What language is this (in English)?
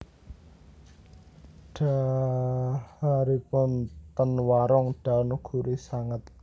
Javanese